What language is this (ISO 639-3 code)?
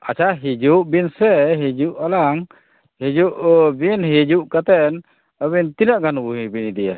sat